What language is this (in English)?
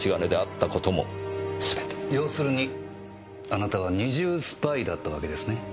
Japanese